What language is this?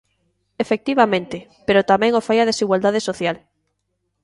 Galician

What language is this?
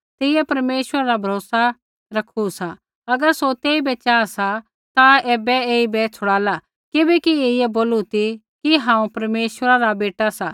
Kullu Pahari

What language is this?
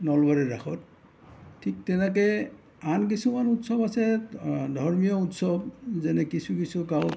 Assamese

